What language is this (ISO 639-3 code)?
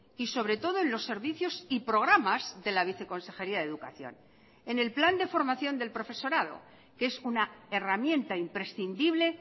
spa